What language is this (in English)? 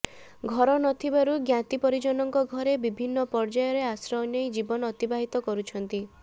Odia